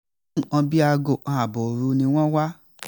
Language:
Yoruba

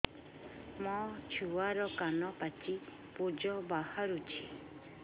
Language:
Odia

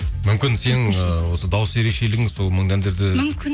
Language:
Kazakh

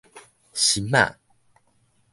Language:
Min Nan Chinese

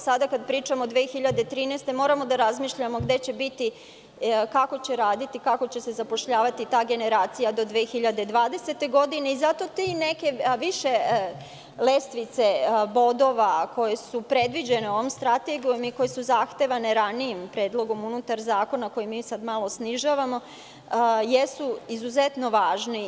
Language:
Serbian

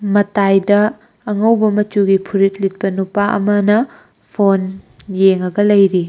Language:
Manipuri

